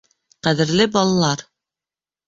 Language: Bashkir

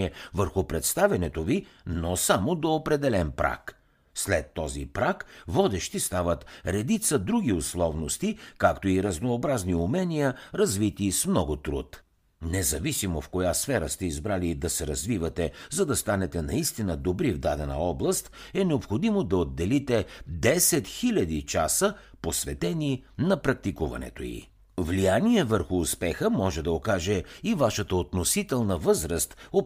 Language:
Bulgarian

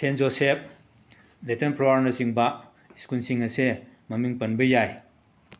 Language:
Manipuri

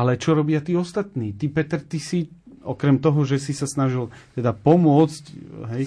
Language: Slovak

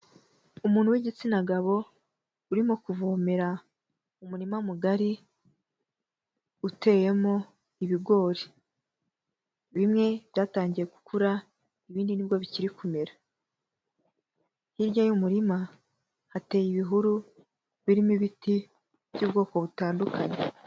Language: Kinyarwanda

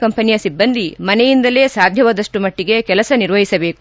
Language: Kannada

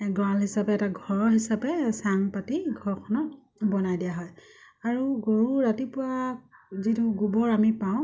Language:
Assamese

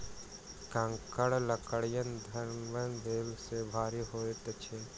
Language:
Maithili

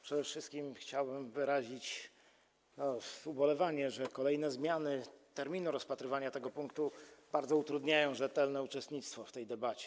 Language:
Polish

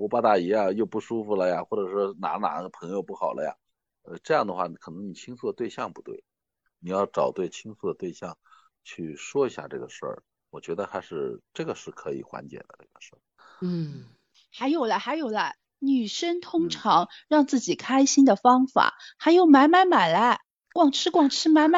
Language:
Chinese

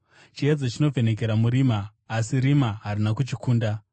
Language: Shona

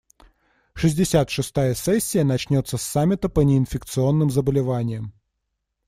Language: Russian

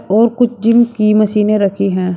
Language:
Hindi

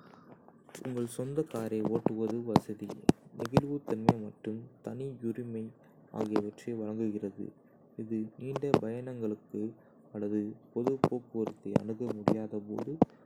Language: Kota (India)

